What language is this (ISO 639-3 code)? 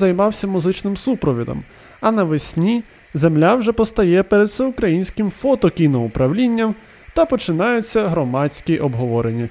ukr